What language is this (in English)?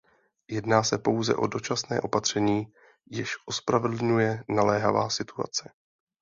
Czech